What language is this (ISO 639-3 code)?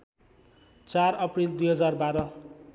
nep